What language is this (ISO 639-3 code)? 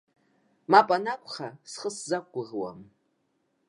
abk